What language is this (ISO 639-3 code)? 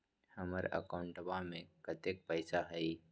mag